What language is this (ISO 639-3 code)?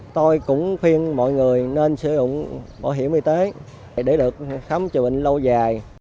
vie